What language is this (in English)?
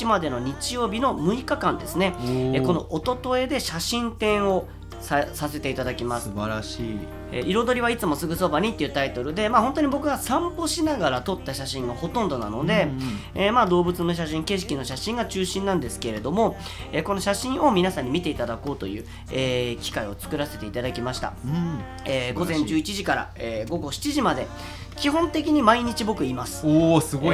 Japanese